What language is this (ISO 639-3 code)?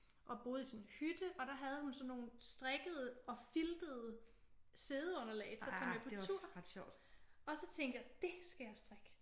dan